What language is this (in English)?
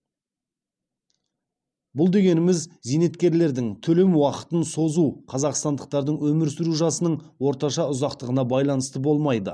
Kazakh